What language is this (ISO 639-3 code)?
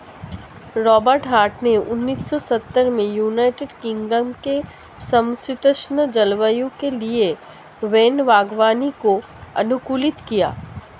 hin